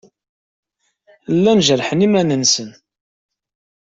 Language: Kabyle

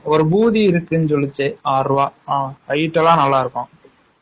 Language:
Tamil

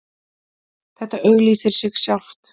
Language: Icelandic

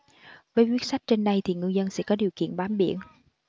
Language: Vietnamese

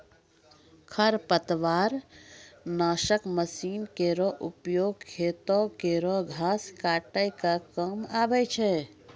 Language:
Maithili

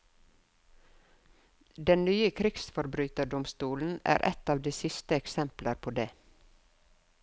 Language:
Norwegian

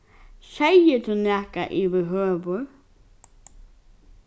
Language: Faroese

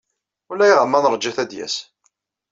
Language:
Kabyle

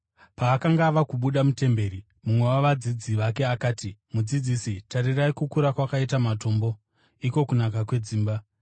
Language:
Shona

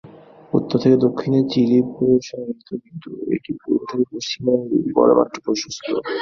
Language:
Bangla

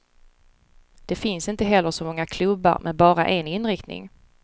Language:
Swedish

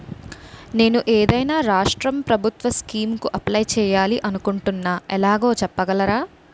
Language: Telugu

